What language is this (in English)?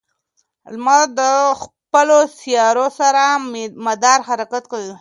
Pashto